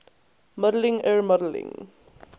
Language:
English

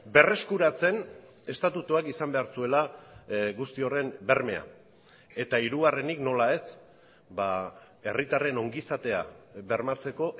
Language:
Basque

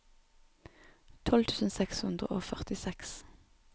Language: Norwegian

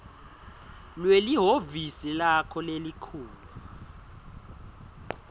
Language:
Swati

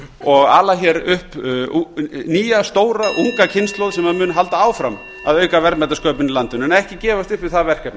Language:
Icelandic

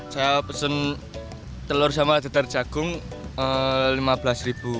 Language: Indonesian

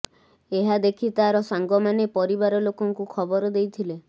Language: Odia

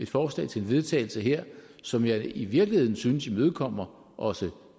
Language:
Danish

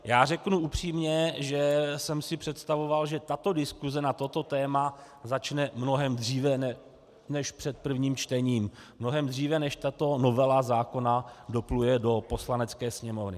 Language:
Czech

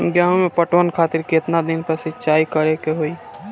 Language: Bhojpuri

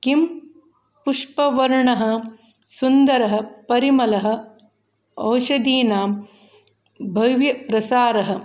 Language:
Sanskrit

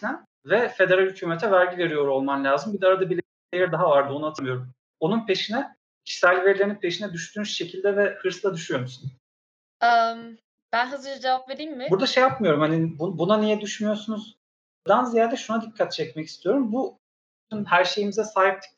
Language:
Turkish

